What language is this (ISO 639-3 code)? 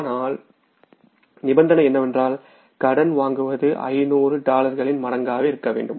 tam